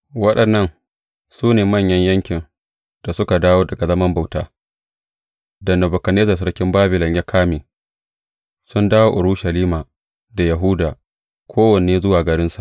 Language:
Hausa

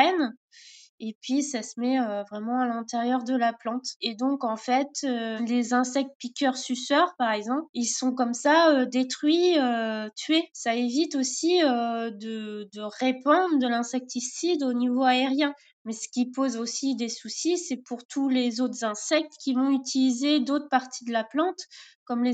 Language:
French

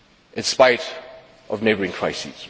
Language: English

